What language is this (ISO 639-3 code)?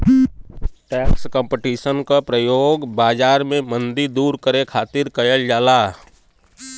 bho